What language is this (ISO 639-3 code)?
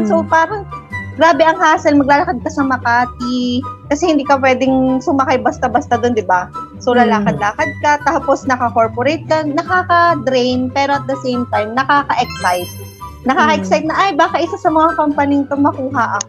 fil